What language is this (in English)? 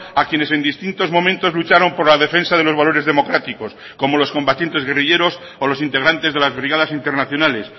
Spanish